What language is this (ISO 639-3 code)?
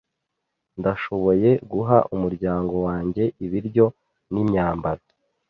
kin